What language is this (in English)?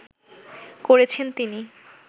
Bangla